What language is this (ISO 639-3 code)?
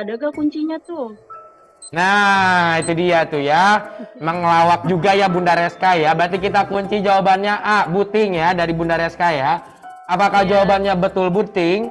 ind